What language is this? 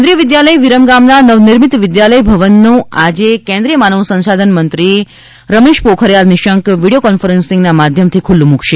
Gujarati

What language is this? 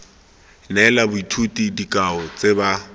Tswana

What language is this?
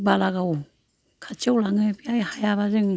Bodo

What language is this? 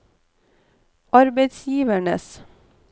Norwegian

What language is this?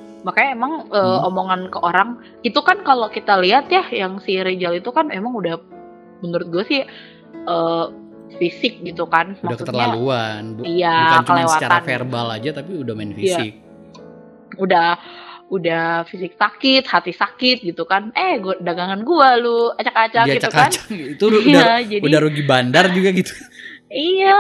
Indonesian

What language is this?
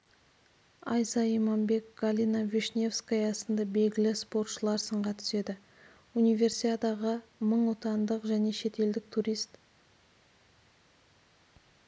Kazakh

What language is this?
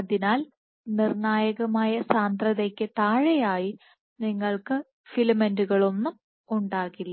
Malayalam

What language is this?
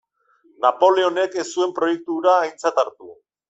Basque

